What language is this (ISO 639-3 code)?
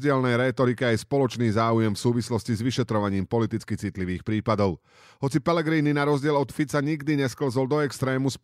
slk